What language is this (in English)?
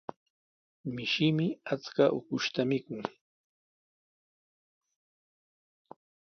Sihuas Ancash Quechua